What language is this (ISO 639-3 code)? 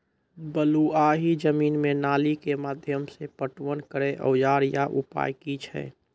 mai